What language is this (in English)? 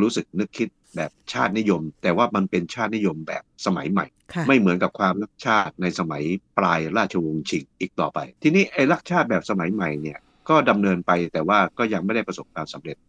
Thai